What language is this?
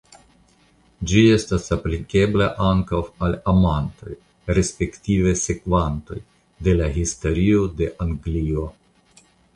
Esperanto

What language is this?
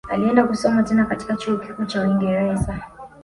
Swahili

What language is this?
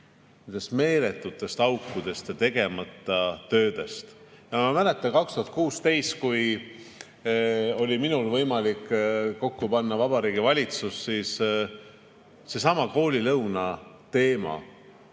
Estonian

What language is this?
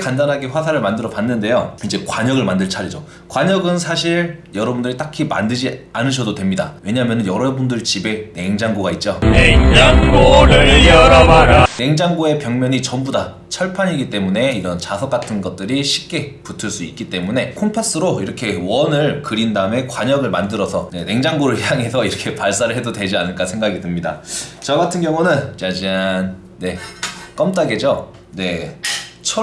Korean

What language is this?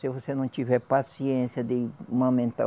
Portuguese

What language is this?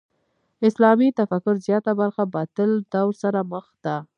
Pashto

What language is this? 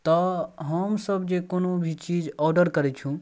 Maithili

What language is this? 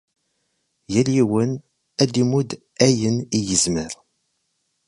Kabyle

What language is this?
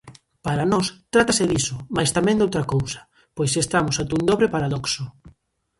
Galician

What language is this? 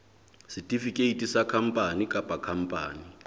Southern Sotho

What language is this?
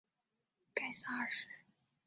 Chinese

